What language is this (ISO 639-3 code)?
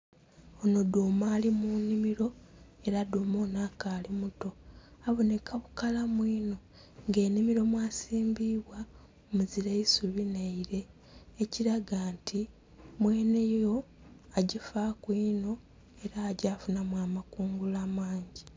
xog